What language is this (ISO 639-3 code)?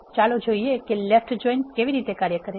guj